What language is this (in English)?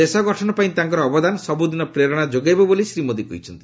Odia